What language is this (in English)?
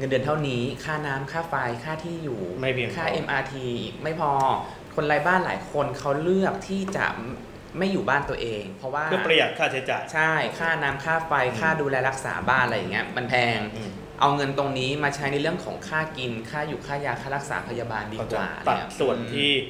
Thai